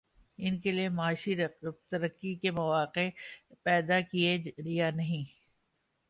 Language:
Urdu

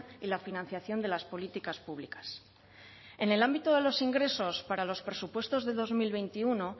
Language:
Spanish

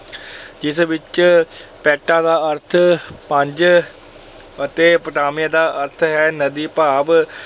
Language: Punjabi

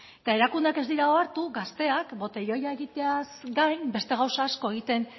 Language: Basque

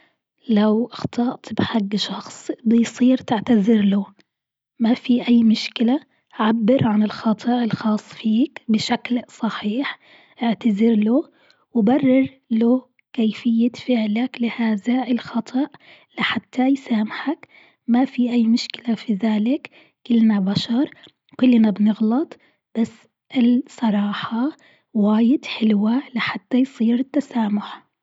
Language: Gulf Arabic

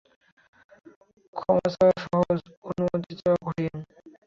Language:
Bangla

